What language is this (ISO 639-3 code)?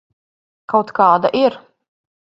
lav